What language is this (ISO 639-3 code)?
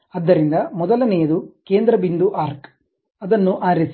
kan